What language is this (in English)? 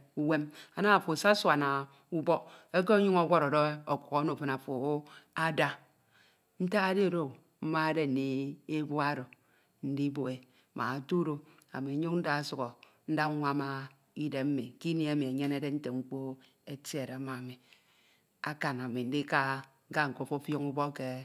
Ito